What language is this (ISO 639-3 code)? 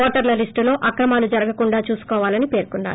tel